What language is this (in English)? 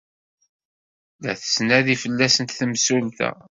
Kabyle